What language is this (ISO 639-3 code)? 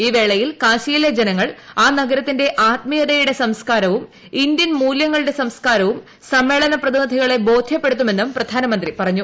mal